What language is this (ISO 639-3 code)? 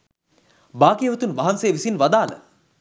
sin